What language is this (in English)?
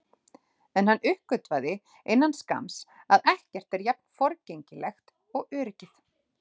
Icelandic